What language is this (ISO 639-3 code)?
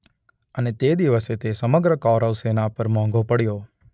guj